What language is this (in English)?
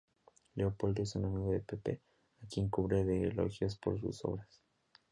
Spanish